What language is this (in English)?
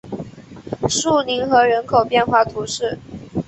Chinese